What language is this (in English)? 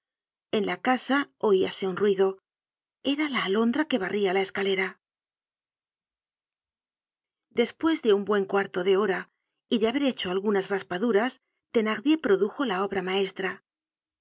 Spanish